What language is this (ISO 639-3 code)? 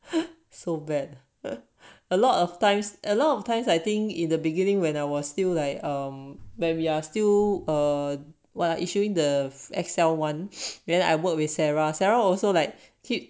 eng